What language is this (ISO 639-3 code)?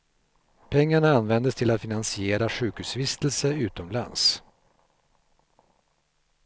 swe